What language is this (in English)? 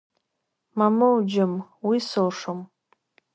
Abkhazian